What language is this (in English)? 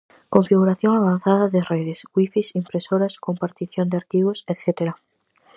Galician